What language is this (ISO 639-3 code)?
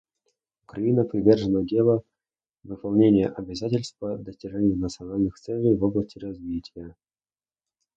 rus